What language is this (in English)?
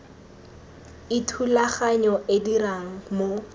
Tswana